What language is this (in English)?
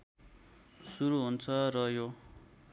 Nepali